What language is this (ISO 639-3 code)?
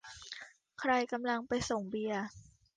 tha